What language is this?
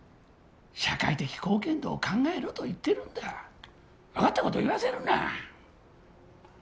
Japanese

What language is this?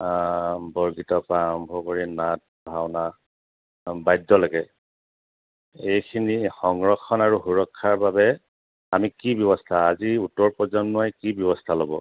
Assamese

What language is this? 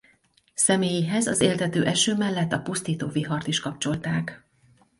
Hungarian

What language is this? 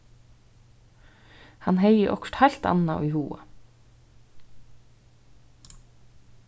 Faroese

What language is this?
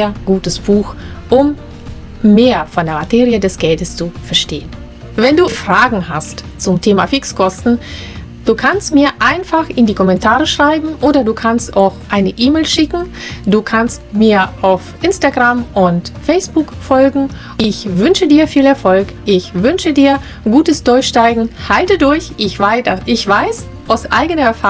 German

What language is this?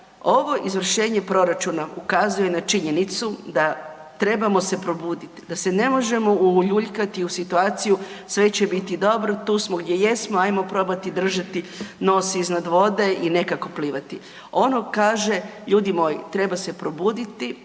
Croatian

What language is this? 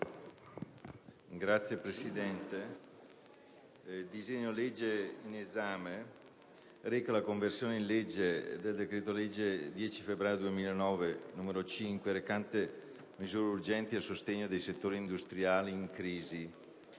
Italian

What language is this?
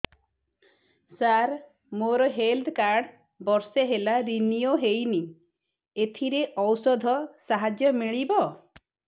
Odia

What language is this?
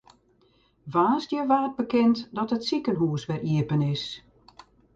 Western Frisian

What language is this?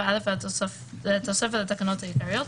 Hebrew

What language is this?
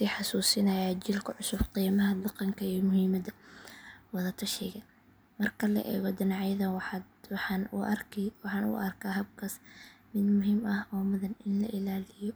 Somali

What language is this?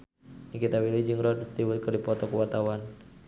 Sundanese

